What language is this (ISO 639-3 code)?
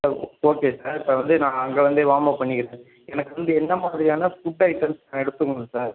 tam